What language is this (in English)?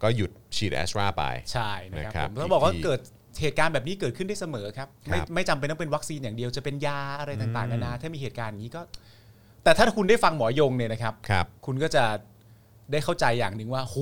Thai